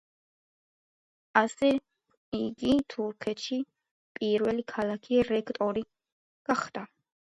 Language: Georgian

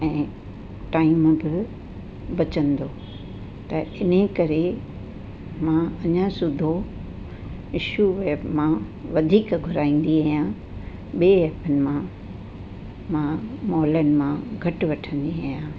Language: Sindhi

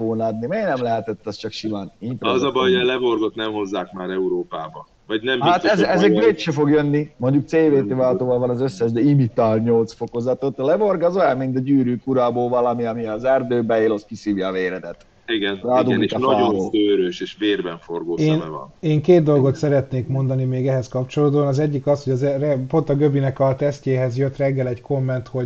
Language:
Hungarian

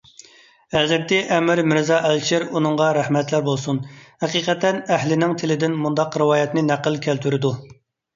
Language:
Uyghur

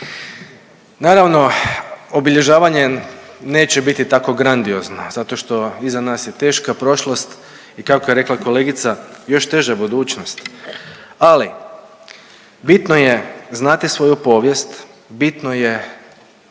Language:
Croatian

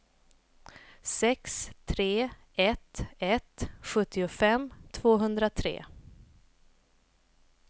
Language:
Swedish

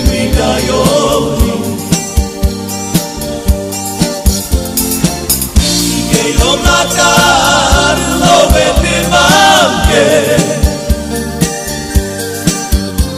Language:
Romanian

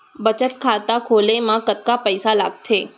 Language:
Chhattisgarhi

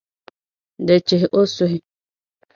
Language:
Dagbani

